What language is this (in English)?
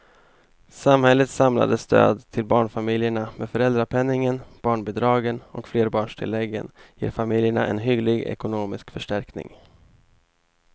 Swedish